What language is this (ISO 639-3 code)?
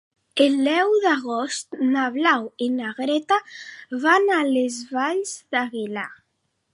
cat